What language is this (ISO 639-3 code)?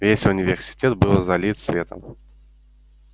rus